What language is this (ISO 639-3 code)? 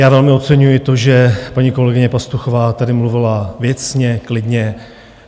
ces